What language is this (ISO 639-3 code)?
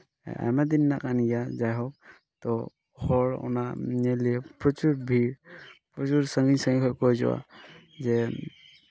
sat